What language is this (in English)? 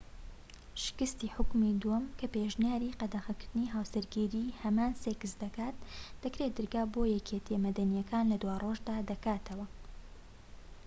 Central Kurdish